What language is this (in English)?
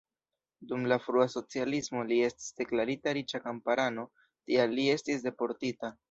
Esperanto